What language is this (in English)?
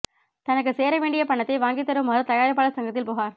Tamil